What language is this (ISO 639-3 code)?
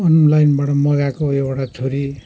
nep